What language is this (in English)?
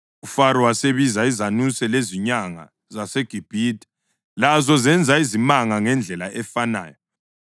North Ndebele